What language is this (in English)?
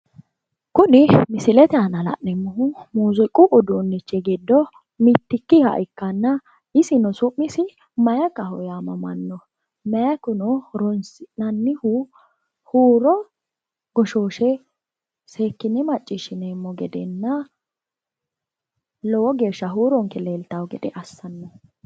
Sidamo